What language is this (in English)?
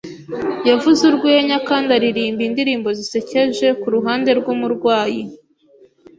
Kinyarwanda